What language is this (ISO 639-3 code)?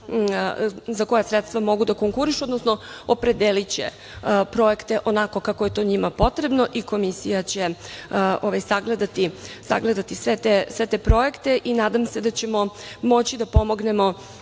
srp